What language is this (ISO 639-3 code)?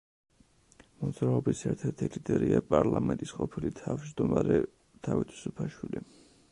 kat